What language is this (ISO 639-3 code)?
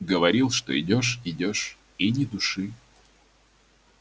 rus